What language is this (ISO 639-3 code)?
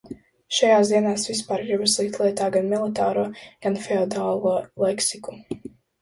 lav